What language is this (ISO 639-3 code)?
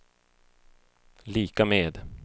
swe